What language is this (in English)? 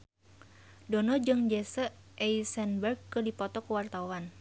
Sundanese